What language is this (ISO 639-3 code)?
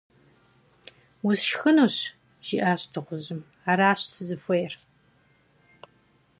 kbd